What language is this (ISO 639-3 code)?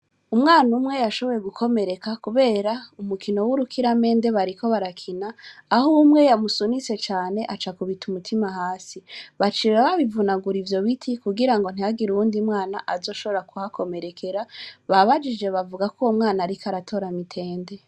run